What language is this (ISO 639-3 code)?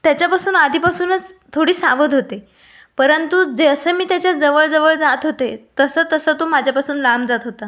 mar